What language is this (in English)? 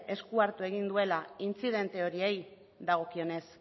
Basque